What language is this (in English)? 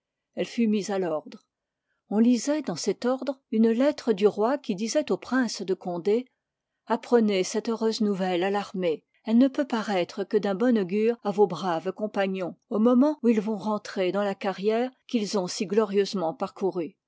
French